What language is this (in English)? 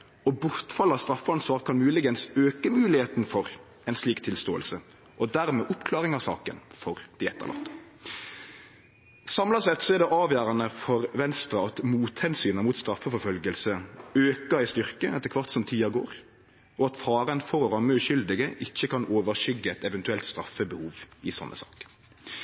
Norwegian Nynorsk